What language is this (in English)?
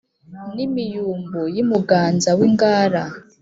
Kinyarwanda